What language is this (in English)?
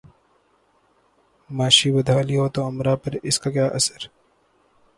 Urdu